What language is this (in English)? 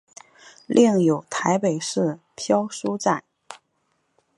Chinese